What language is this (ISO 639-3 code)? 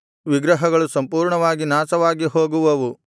kan